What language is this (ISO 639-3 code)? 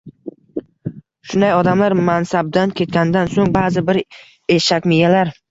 uzb